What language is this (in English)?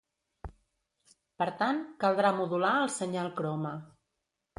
Catalan